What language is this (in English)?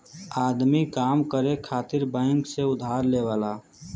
Bhojpuri